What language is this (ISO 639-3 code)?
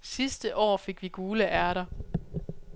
dan